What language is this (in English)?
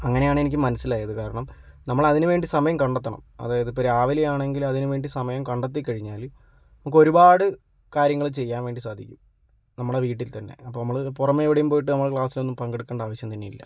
Malayalam